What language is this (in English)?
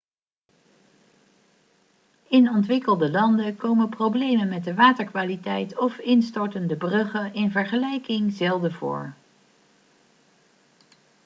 Dutch